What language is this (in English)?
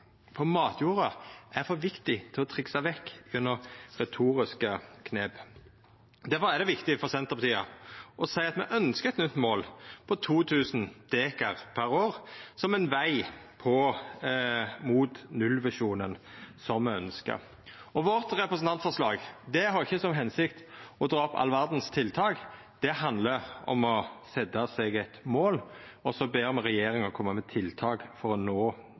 Norwegian Nynorsk